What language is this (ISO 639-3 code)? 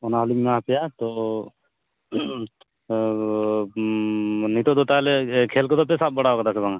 sat